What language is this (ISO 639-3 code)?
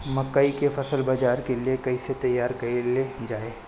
bho